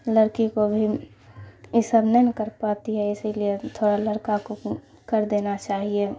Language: Urdu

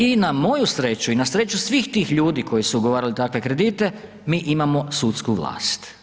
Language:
Croatian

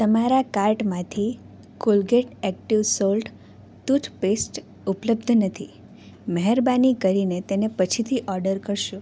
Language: Gujarati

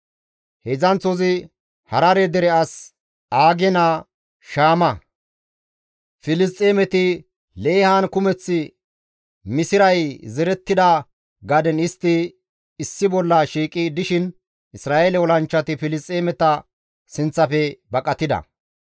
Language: Gamo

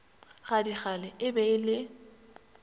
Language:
Northern Sotho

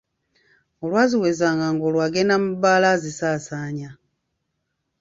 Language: Ganda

